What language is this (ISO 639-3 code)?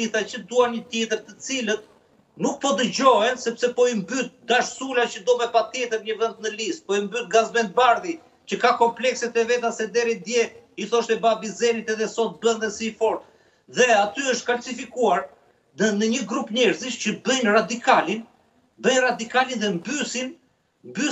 ron